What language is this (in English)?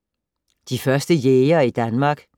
Danish